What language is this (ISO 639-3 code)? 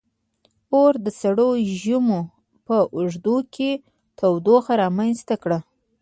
pus